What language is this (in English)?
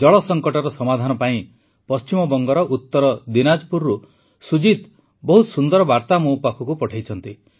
Odia